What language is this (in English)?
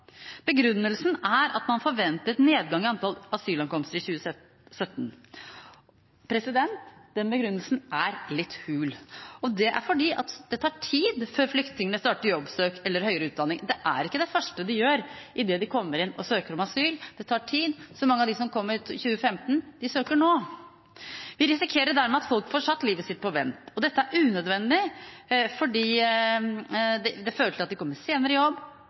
Norwegian Bokmål